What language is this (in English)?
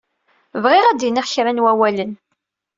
Kabyle